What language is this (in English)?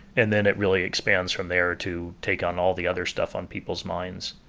English